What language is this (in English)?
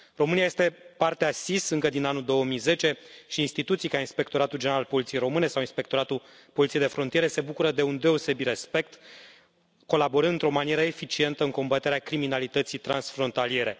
Romanian